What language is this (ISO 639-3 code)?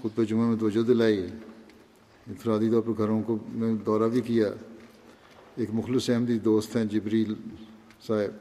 urd